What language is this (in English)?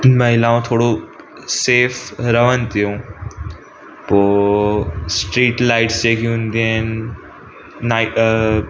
Sindhi